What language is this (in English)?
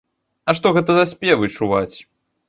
Belarusian